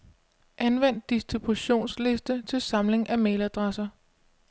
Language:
Danish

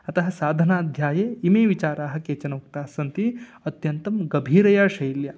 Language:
Sanskrit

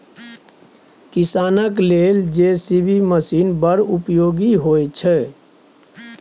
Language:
Maithili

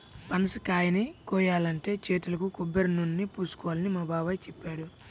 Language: Telugu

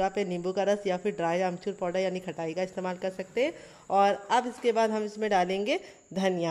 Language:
Hindi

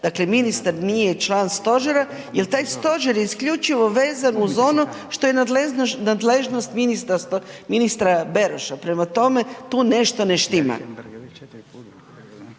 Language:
Croatian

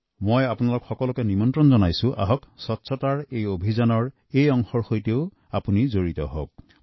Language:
Assamese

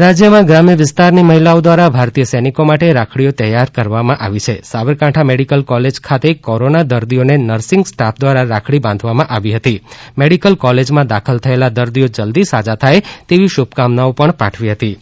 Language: Gujarati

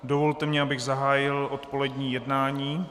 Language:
Czech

